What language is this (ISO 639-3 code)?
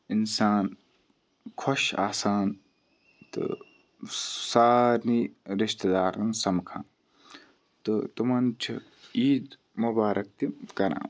kas